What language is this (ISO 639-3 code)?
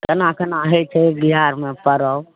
mai